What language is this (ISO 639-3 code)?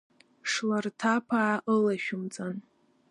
abk